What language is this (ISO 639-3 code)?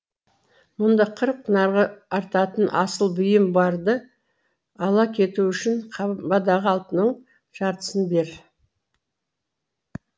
kaz